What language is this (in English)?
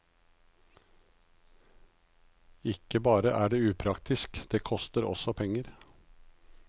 Norwegian